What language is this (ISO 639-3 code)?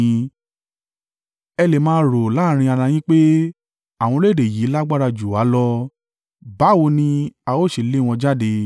yor